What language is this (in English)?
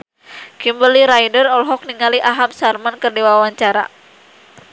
Sundanese